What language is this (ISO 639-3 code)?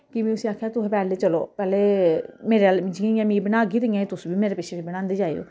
doi